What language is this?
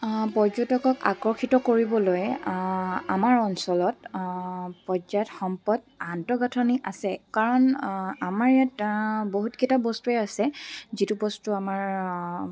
Assamese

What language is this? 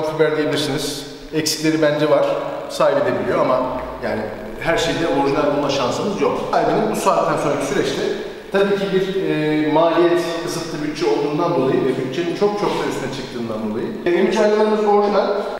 Turkish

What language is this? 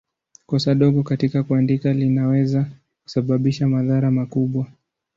Swahili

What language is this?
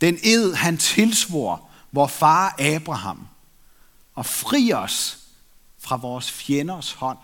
Danish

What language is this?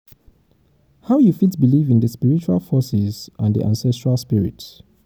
Nigerian Pidgin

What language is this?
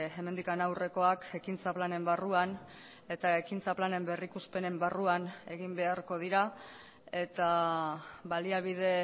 Basque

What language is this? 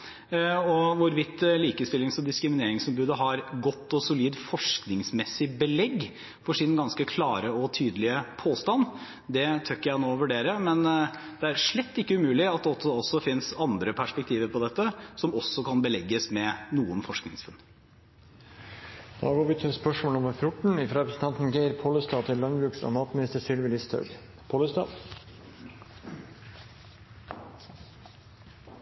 Norwegian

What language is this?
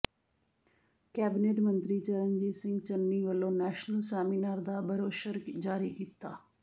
Punjabi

